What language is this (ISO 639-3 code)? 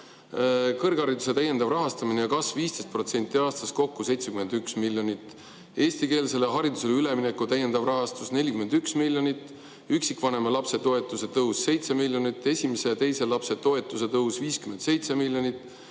est